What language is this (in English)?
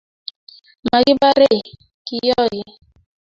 Kalenjin